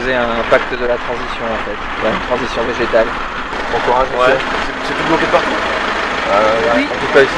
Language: French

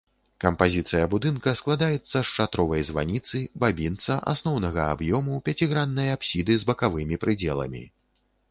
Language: Belarusian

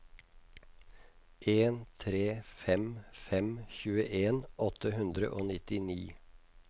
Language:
Norwegian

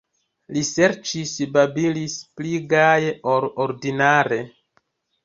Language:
Esperanto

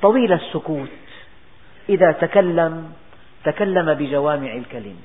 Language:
Arabic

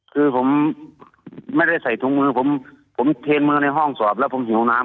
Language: Thai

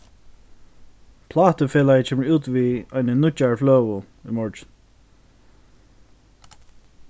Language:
Faroese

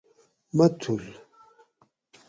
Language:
Gawri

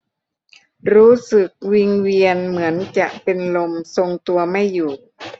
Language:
Thai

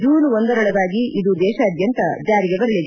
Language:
Kannada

